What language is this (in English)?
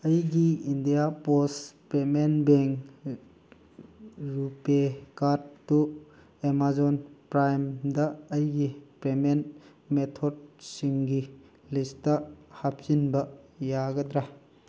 Manipuri